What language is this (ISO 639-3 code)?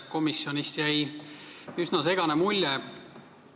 est